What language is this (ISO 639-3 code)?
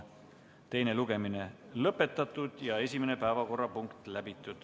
est